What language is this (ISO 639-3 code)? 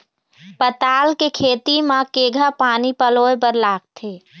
hne